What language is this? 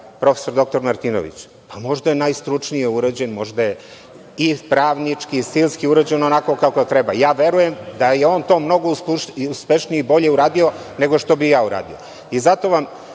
Serbian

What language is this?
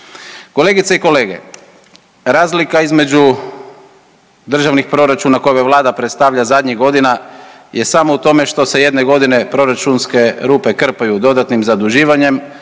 Croatian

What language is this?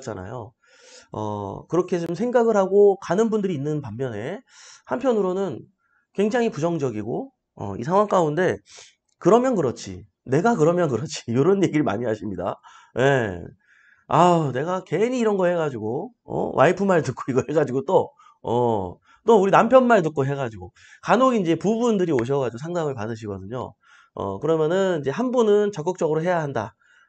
Korean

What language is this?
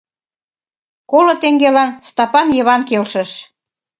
Mari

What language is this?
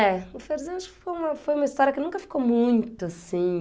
Portuguese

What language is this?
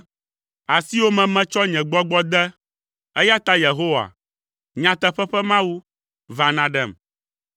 Ewe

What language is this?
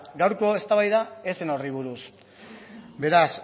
Basque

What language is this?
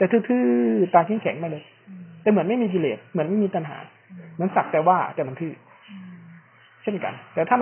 Thai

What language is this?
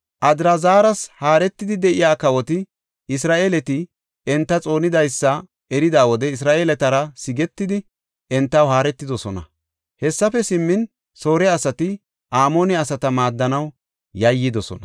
Gofa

